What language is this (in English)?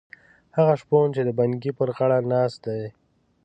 Pashto